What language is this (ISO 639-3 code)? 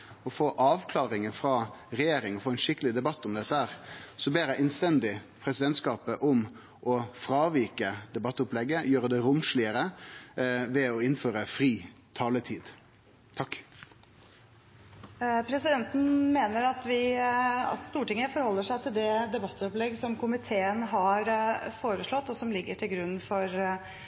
nor